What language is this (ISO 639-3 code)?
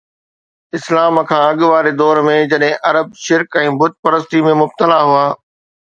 snd